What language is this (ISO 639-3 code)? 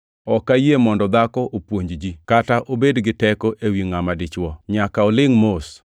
luo